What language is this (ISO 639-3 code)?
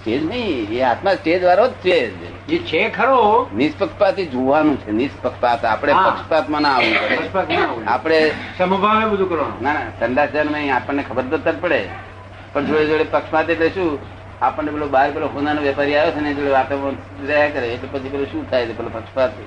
guj